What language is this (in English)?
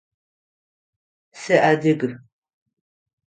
Adyghe